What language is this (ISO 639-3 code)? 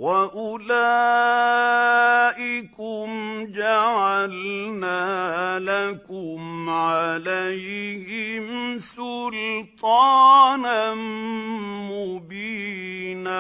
ara